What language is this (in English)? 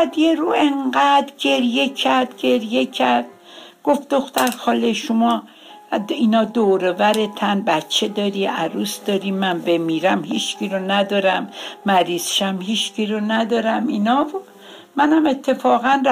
Persian